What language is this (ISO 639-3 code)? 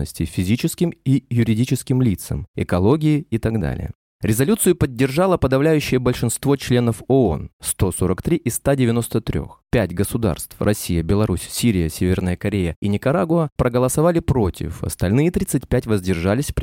rus